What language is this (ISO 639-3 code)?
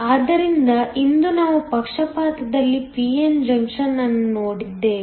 kan